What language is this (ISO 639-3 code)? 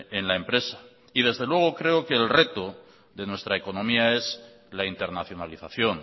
spa